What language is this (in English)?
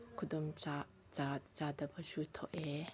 Manipuri